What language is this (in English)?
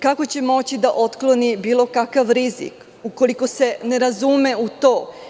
Serbian